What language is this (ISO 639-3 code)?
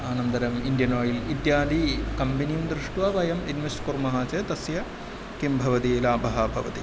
san